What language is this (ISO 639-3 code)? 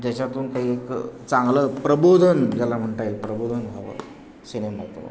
mar